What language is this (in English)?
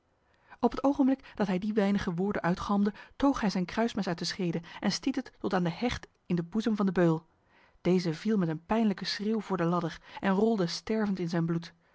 Dutch